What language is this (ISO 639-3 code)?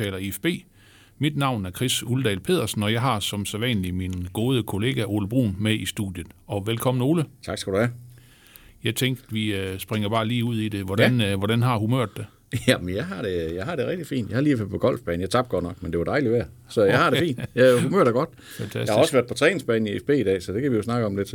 dan